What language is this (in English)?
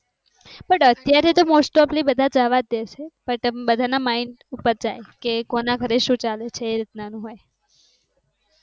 Gujarati